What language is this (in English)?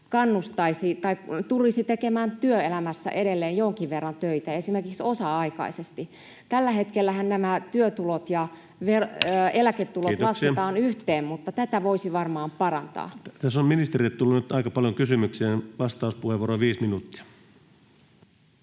Finnish